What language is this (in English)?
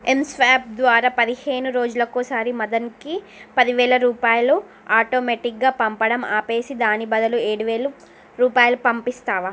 Telugu